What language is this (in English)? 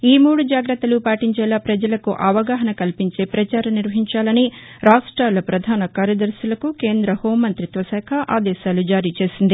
Telugu